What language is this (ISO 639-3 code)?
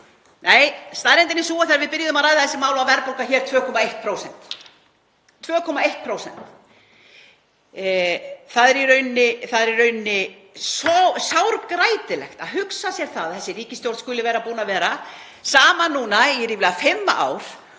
isl